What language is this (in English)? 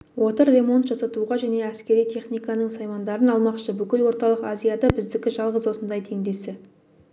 Kazakh